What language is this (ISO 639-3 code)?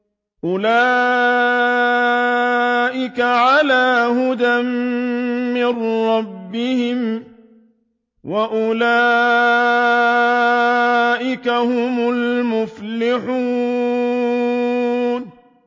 ara